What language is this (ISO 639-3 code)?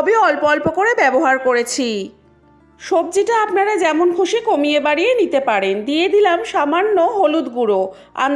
ben